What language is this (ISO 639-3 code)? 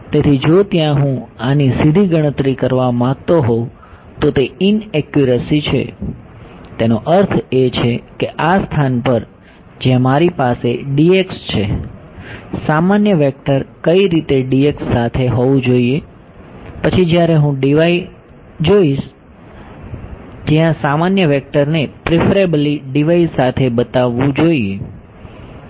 guj